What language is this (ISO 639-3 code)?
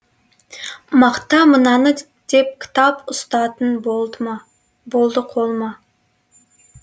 kaz